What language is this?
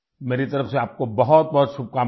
Urdu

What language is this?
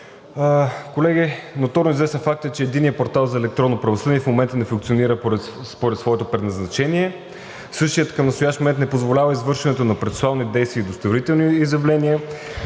Bulgarian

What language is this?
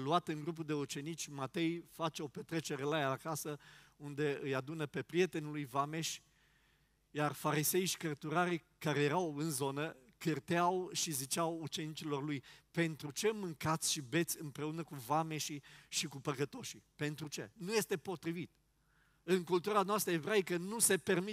Romanian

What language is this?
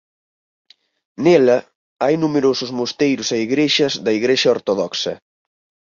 Galician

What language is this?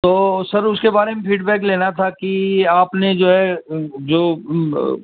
Urdu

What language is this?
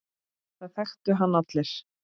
Icelandic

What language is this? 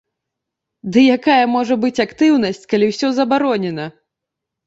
Belarusian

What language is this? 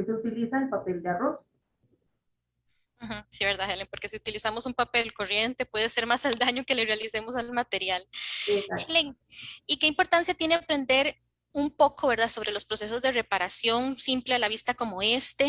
Spanish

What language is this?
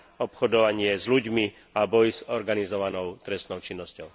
Slovak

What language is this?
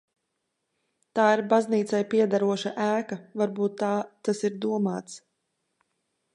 Latvian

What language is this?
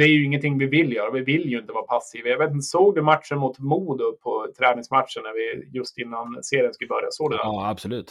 Swedish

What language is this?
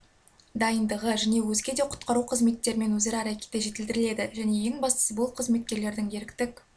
Kazakh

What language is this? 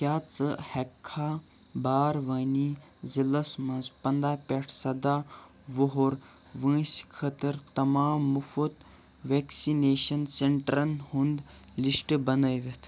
Kashmiri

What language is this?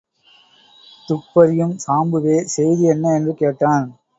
Tamil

